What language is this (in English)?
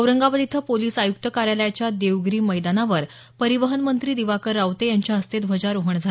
Marathi